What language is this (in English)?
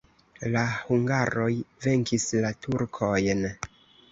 Esperanto